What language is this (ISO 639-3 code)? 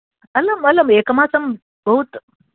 san